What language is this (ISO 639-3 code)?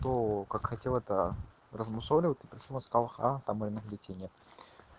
rus